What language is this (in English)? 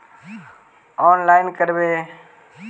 Magahi